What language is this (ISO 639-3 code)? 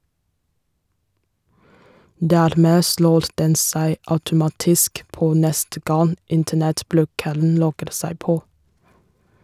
nor